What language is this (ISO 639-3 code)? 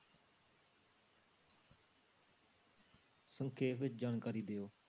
pan